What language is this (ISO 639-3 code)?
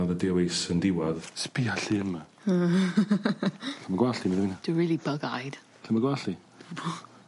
cym